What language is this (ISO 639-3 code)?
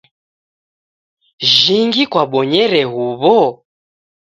dav